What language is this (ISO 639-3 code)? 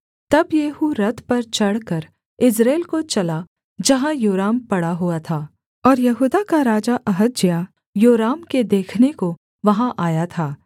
hin